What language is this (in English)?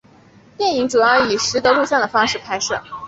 Chinese